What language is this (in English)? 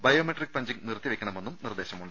Malayalam